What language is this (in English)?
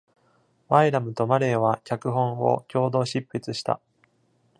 Japanese